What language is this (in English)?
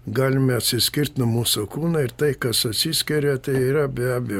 Lithuanian